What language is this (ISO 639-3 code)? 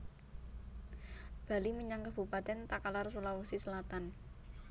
jav